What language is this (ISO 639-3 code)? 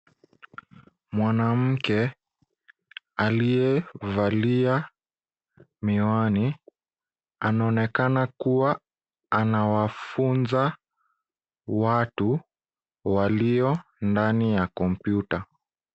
swa